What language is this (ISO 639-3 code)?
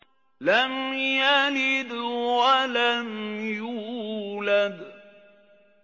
ara